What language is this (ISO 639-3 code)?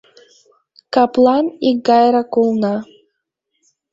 chm